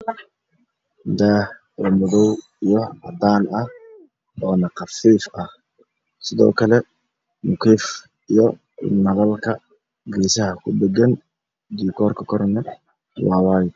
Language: Somali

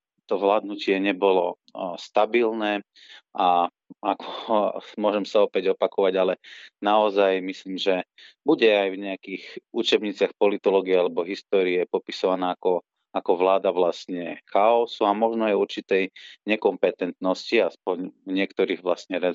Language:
Slovak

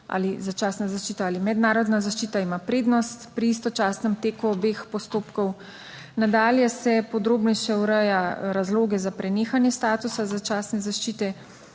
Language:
Slovenian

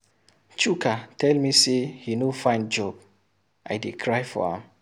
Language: Nigerian Pidgin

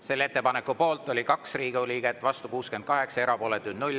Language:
Estonian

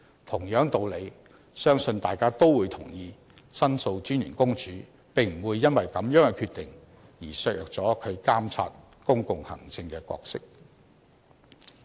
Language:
Cantonese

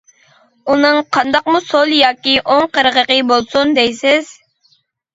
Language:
Uyghur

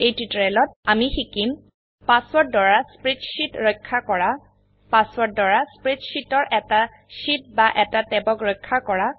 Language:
Assamese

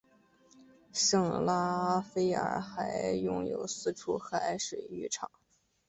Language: Chinese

